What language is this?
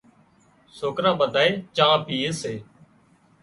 Wadiyara Koli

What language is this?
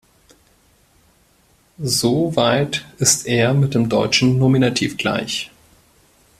German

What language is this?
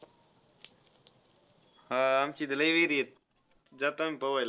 Marathi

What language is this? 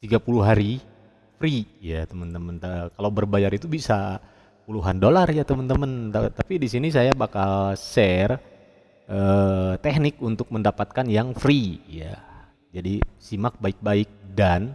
Indonesian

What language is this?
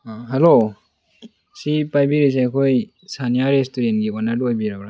Manipuri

